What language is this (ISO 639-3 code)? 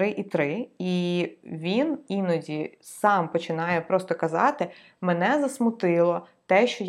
ukr